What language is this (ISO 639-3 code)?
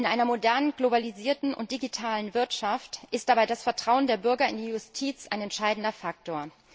deu